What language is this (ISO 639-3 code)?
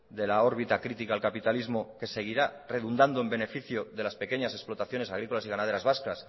spa